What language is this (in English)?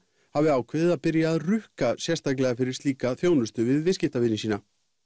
Icelandic